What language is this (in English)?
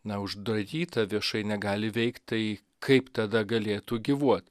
Lithuanian